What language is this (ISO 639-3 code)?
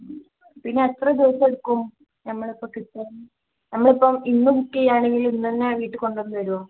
mal